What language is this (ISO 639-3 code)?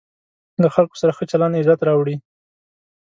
pus